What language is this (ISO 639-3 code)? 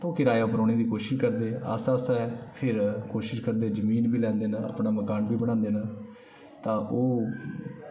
doi